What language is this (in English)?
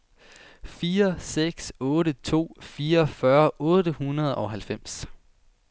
Danish